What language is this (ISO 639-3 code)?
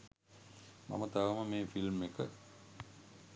sin